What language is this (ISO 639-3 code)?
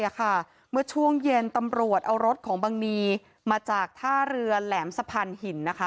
tha